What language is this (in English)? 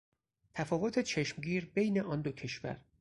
Persian